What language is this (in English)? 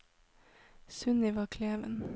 Norwegian